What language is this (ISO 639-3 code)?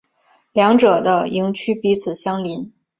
zho